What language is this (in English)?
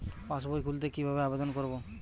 Bangla